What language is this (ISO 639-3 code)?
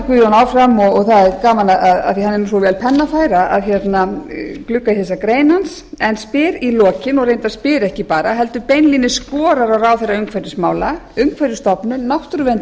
isl